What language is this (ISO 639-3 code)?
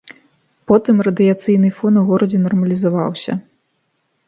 bel